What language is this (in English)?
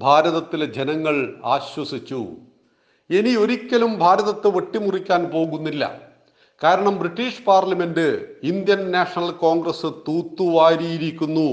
Malayalam